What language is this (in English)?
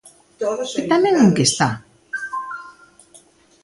Galician